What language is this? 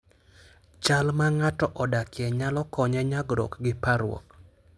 Luo (Kenya and Tanzania)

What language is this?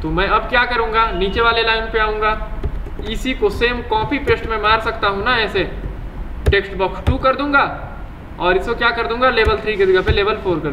Hindi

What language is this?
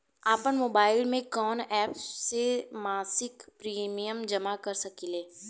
Bhojpuri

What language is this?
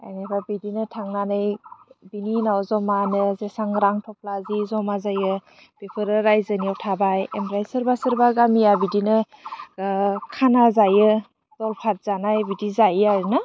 Bodo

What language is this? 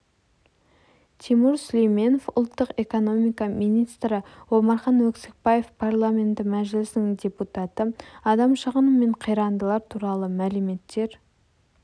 Kazakh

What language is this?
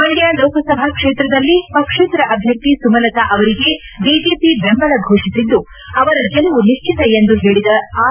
Kannada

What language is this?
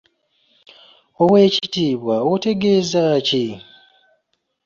Ganda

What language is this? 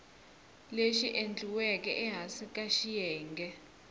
Tsonga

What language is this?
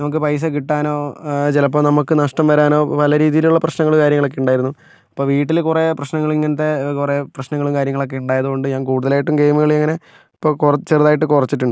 Malayalam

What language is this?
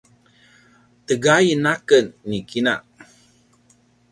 Paiwan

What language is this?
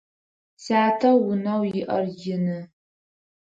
Adyghe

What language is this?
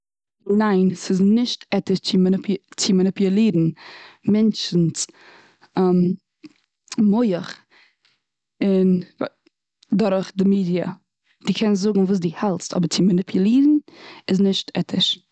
Yiddish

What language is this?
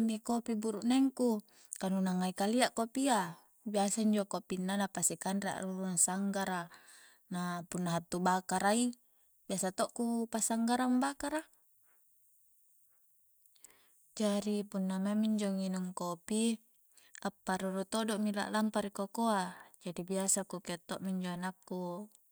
Coastal Konjo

